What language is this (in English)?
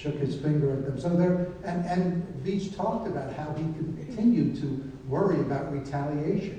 English